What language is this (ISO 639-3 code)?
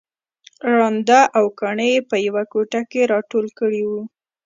pus